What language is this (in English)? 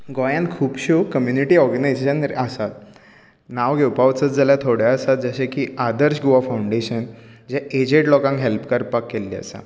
Konkani